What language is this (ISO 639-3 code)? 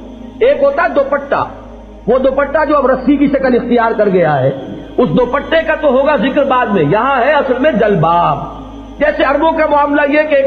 urd